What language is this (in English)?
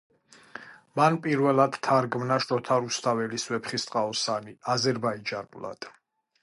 Georgian